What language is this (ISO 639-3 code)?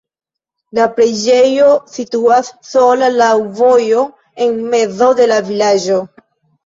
epo